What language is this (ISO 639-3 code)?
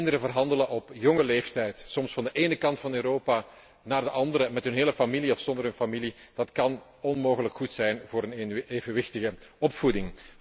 nld